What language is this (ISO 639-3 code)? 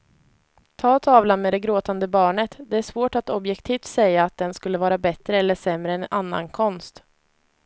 swe